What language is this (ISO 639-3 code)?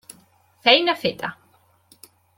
cat